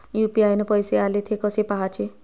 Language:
Marathi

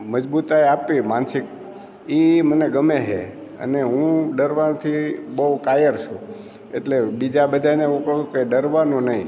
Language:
Gujarati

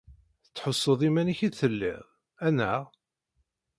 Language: Kabyle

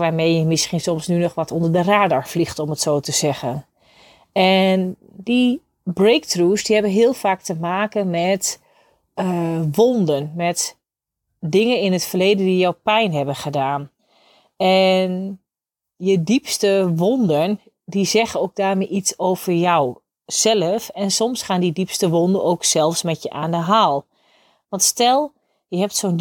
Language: Dutch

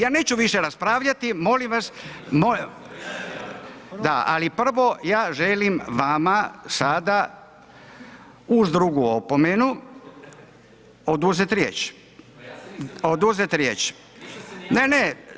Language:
Croatian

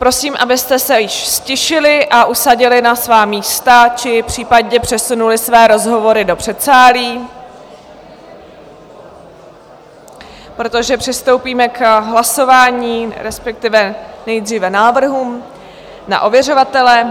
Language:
Czech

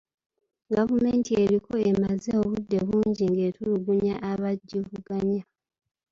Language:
Ganda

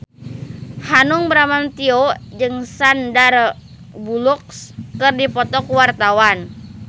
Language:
Sundanese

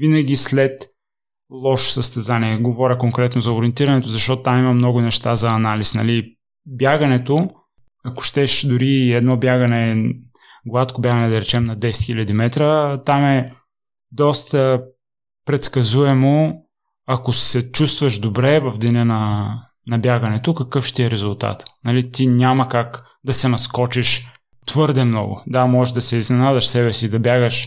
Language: Bulgarian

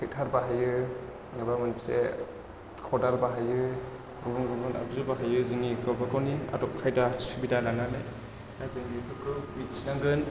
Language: Bodo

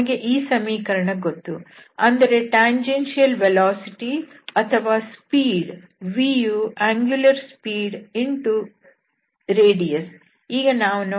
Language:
Kannada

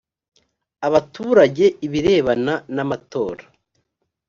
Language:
Kinyarwanda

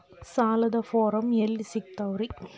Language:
Kannada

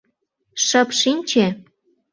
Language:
Mari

